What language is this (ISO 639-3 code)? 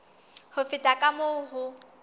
sot